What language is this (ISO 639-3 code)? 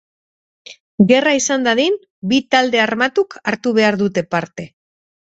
eus